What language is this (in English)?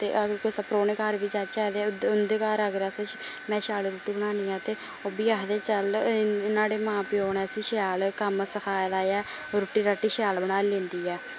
Dogri